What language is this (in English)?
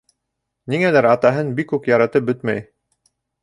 Bashkir